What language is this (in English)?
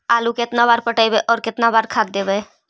Magahi